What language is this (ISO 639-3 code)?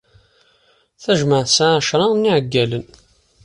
kab